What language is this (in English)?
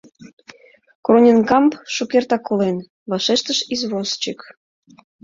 Mari